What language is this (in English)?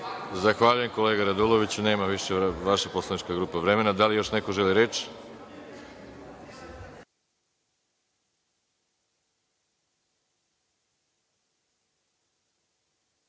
Serbian